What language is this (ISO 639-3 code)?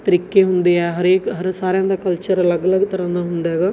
pan